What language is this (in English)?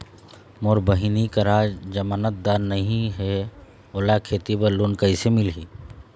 Chhattisgarhi